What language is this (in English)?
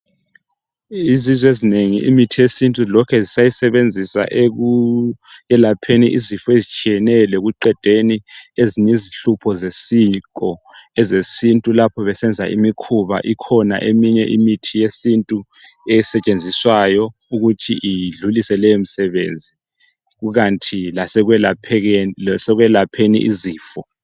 North Ndebele